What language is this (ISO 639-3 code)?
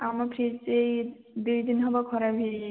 ori